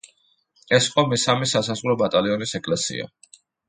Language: Georgian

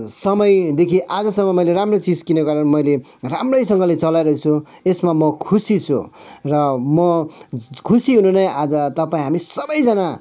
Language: Nepali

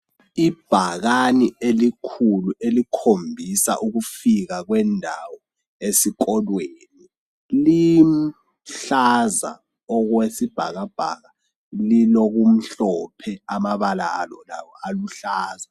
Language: North Ndebele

